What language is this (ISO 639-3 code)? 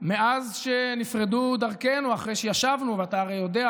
heb